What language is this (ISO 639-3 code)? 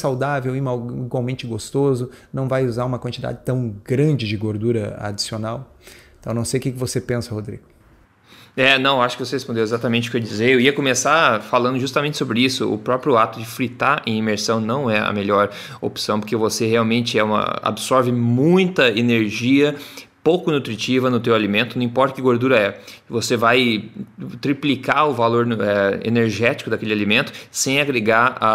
por